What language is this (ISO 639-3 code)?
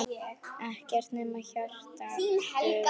isl